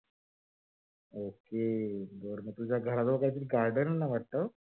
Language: Marathi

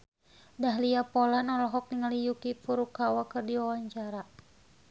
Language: Sundanese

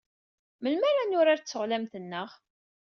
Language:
Kabyle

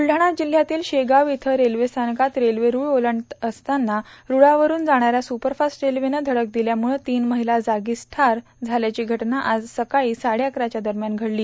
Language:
Marathi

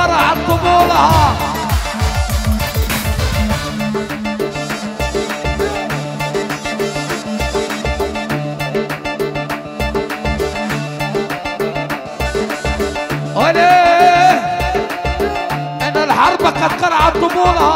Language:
Arabic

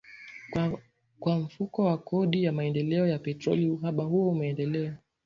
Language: Swahili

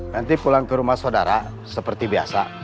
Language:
Indonesian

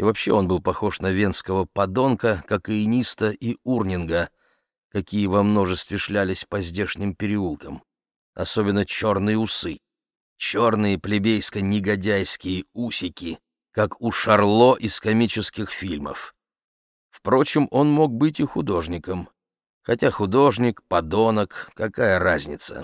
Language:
Russian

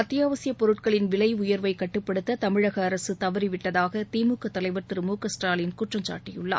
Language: Tamil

